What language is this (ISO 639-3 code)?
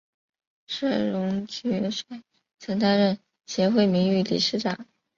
zho